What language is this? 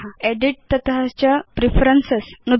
Sanskrit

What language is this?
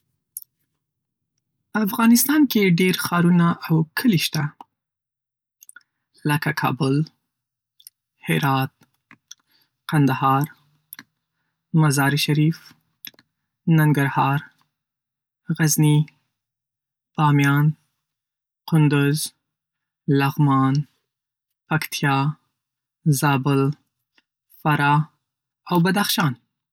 Pashto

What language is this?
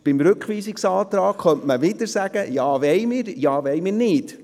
Swiss German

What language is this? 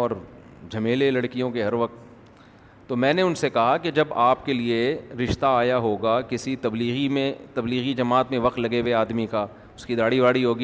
Urdu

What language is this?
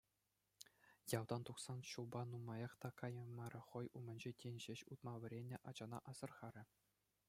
Chuvash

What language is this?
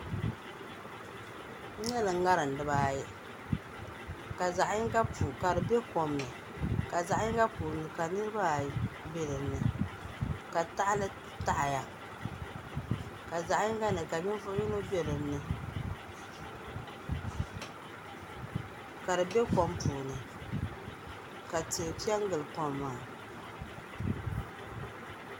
Dagbani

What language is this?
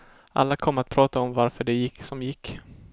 Swedish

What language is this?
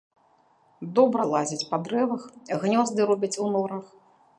Belarusian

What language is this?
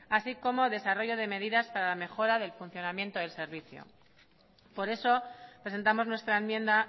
Spanish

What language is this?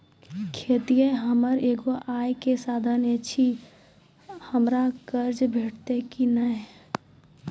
Maithili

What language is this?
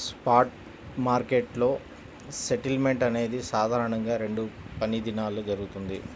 Telugu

